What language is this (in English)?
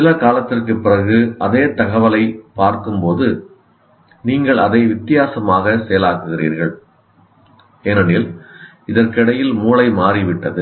Tamil